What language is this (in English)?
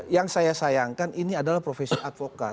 Indonesian